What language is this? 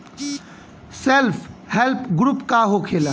Bhojpuri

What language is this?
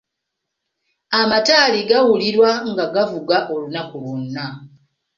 Ganda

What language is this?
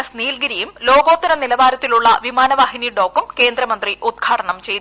Malayalam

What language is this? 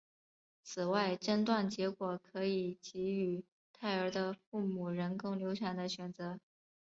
Chinese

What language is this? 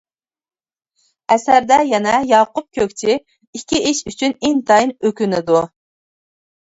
Uyghur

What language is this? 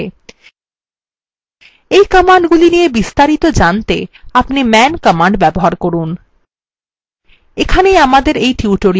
Bangla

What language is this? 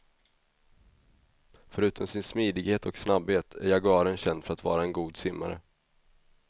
Swedish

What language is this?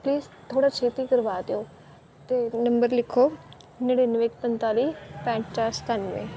Punjabi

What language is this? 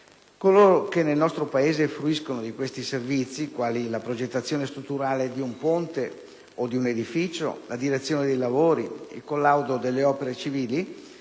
Italian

